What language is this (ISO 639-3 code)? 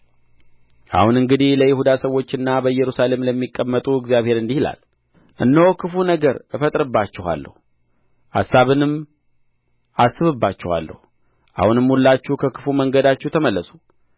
amh